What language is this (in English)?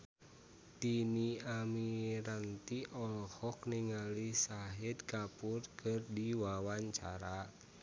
Sundanese